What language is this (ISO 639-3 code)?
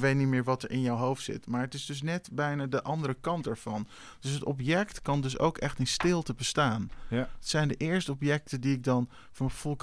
nld